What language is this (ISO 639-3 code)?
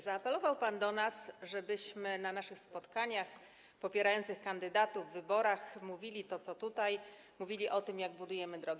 pol